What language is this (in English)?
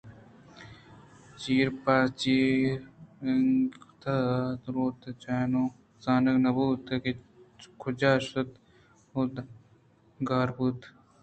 Eastern Balochi